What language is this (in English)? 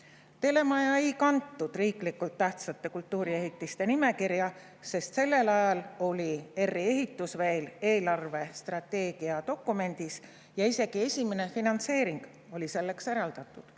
Estonian